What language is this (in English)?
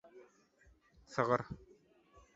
Turkmen